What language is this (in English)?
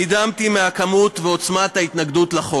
Hebrew